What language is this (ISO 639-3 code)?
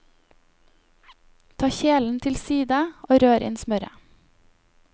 nor